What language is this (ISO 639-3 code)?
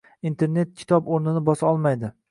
uzb